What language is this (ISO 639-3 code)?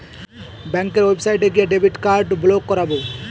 ben